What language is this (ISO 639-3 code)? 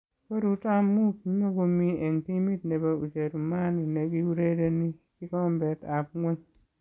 kln